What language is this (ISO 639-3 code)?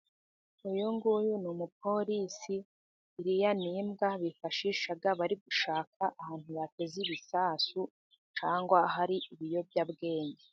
kin